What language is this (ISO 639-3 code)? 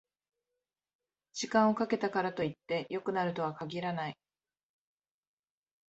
jpn